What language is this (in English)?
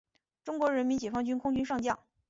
Chinese